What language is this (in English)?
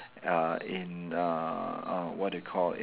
English